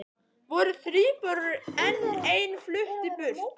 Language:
Icelandic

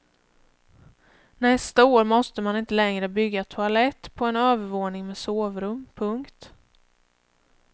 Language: Swedish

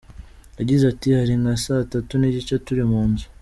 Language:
Kinyarwanda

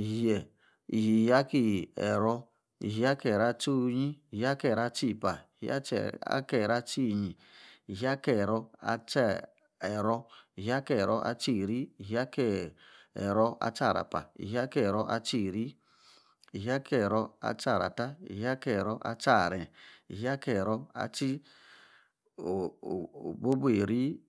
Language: Yace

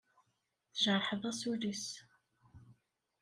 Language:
Kabyle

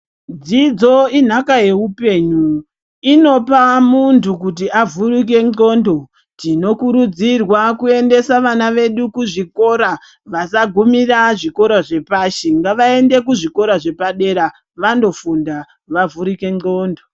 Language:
Ndau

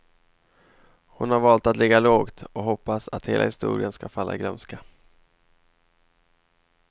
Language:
Swedish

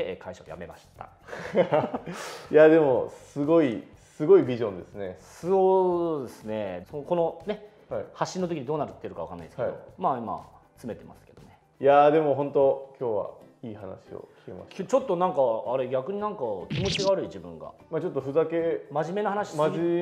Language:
Japanese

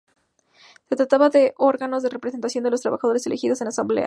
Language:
Spanish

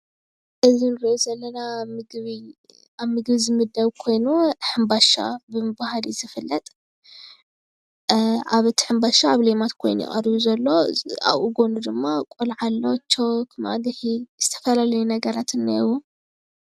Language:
Tigrinya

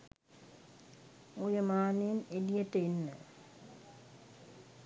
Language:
Sinhala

